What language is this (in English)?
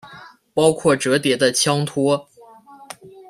Chinese